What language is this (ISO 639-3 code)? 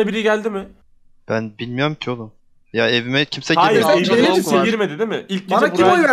tur